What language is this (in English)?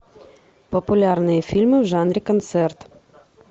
Russian